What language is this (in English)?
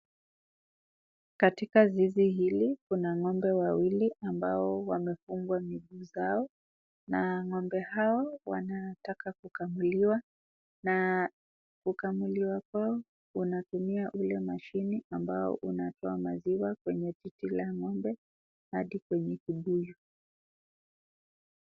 Swahili